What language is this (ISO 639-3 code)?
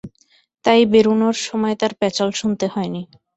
ben